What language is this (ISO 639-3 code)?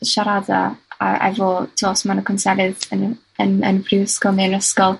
cym